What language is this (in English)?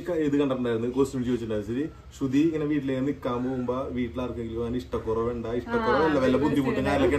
Malayalam